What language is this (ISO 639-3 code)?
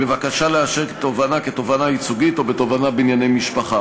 heb